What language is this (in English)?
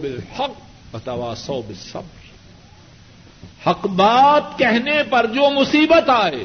Urdu